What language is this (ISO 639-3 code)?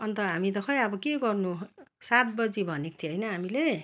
nep